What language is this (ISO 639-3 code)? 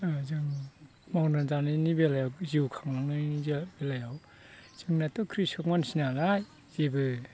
brx